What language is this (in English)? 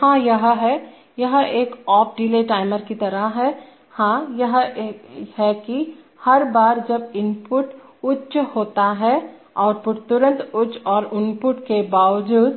Hindi